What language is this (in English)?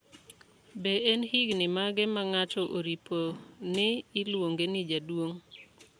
Luo (Kenya and Tanzania)